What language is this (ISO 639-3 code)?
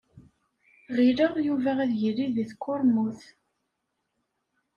kab